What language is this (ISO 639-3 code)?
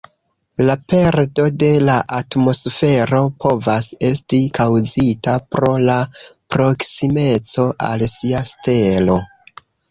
epo